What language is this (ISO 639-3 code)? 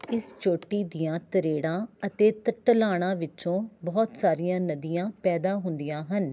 pan